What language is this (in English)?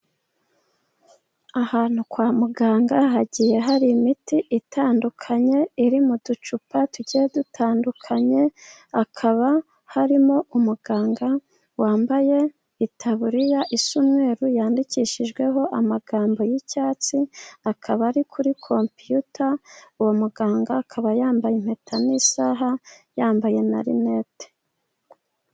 Kinyarwanda